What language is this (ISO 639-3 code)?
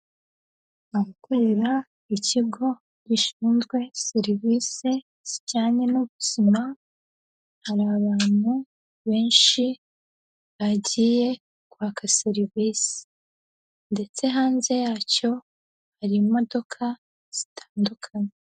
kin